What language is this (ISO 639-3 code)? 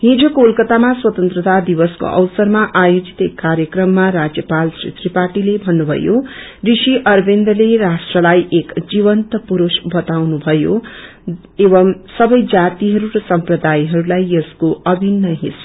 nep